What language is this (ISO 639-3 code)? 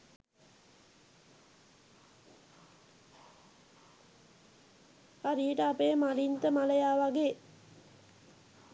sin